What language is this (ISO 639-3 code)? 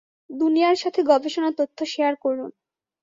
ben